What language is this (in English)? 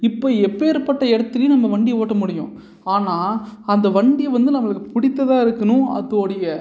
Tamil